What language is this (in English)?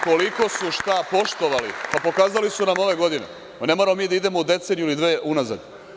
Serbian